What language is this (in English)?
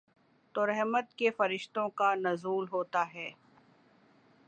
Urdu